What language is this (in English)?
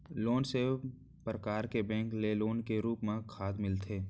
Chhattisgarhi